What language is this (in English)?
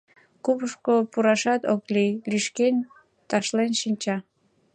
Mari